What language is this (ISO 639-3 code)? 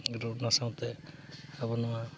sat